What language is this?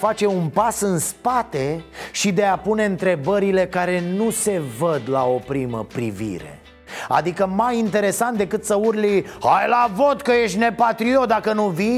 Romanian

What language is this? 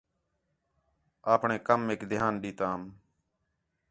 Khetrani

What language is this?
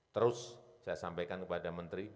Indonesian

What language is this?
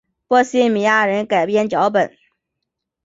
Chinese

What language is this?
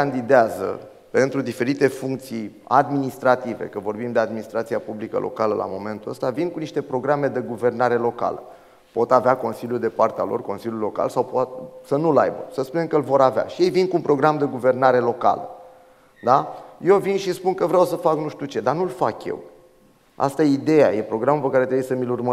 Romanian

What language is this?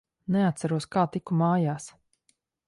Latvian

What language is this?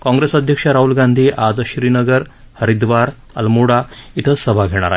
Marathi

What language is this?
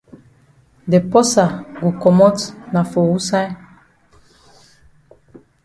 Cameroon Pidgin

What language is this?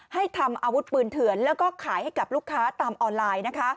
Thai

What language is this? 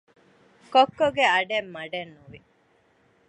Divehi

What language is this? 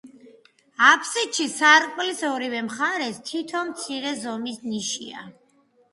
Georgian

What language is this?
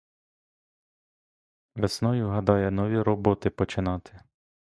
Ukrainian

